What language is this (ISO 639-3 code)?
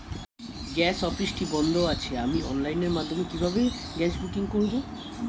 ben